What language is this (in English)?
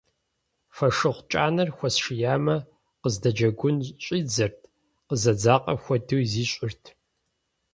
Kabardian